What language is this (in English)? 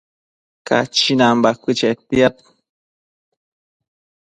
Matsés